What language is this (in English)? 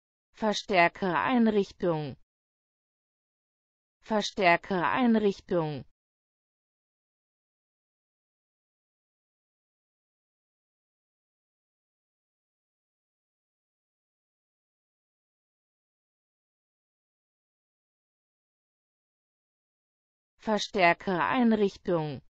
German